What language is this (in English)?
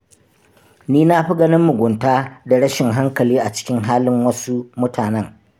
Hausa